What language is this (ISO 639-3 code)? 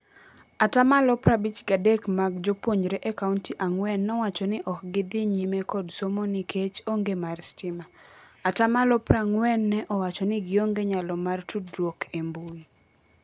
luo